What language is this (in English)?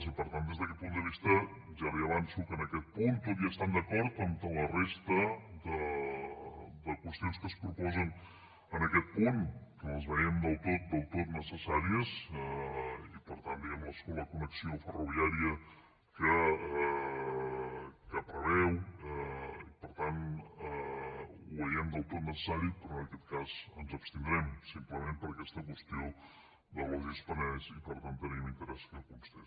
Catalan